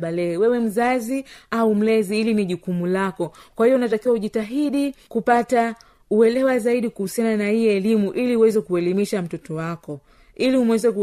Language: Swahili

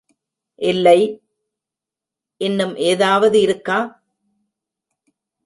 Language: Tamil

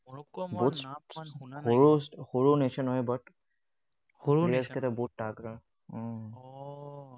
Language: Assamese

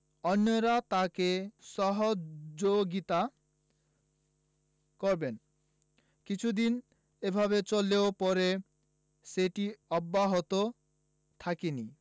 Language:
Bangla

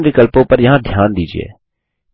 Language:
Hindi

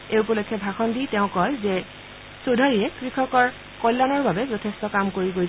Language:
Assamese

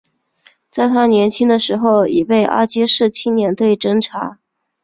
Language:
Chinese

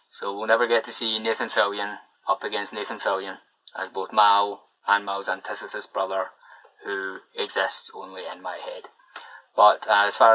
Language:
English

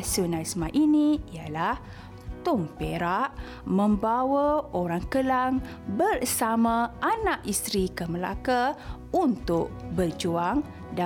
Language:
Malay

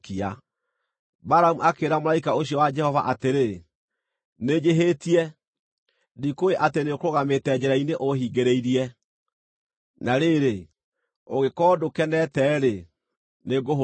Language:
Kikuyu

